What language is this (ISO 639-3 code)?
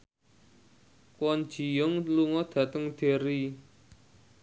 jav